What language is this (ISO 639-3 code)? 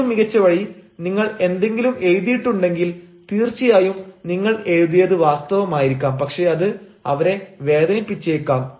mal